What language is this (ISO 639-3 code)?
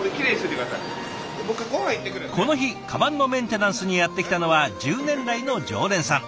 jpn